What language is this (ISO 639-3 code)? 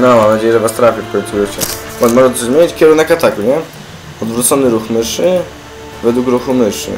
pol